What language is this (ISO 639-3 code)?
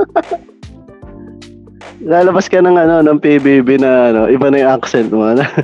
fil